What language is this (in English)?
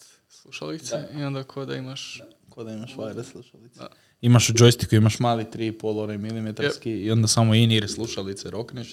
Croatian